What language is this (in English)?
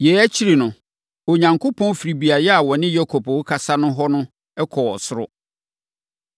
Akan